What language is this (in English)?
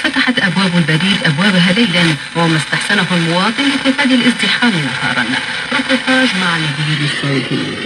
Arabic